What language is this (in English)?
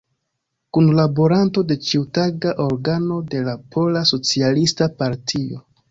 Esperanto